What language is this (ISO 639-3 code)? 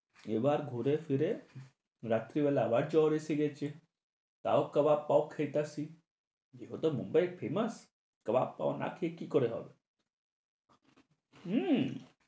ben